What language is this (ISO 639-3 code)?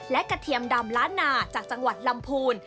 tha